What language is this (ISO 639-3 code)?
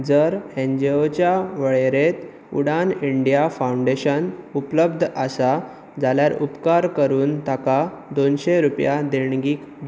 kok